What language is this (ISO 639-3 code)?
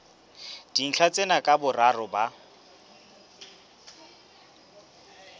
sot